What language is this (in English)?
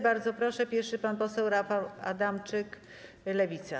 Polish